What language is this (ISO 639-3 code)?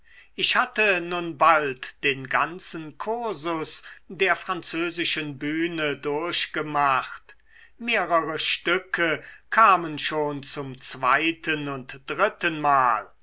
deu